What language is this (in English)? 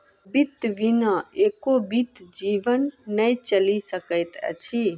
Maithili